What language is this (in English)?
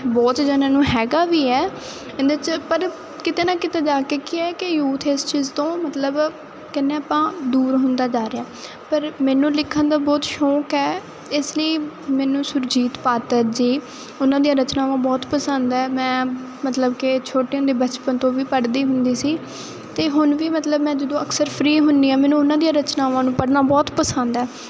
Punjabi